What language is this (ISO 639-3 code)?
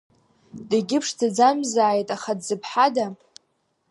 abk